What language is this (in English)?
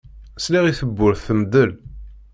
Kabyle